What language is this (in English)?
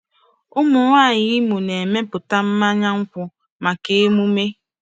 Igbo